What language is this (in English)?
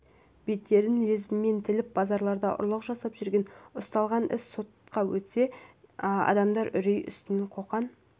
Kazakh